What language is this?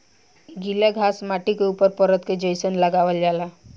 Bhojpuri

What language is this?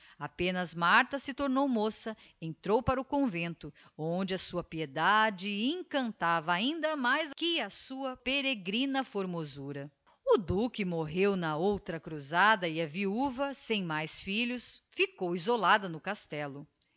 Portuguese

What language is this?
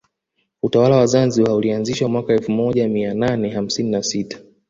Swahili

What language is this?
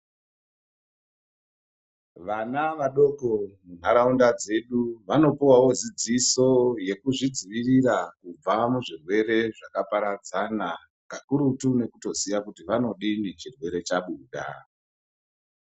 Ndau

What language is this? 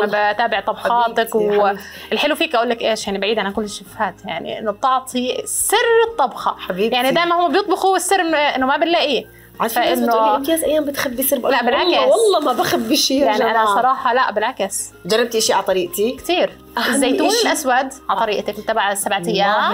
Arabic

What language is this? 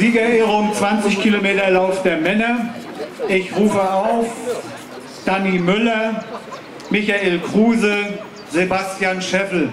German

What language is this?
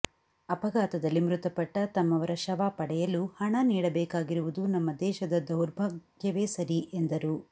Kannada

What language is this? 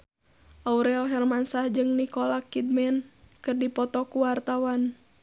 Sundanese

